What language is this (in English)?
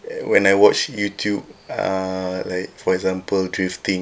English